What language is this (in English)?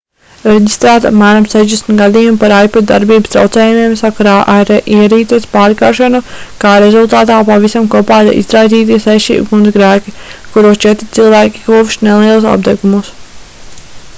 Latvian